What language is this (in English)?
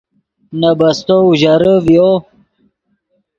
Yidgha